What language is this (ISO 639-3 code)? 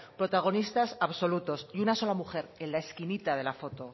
spa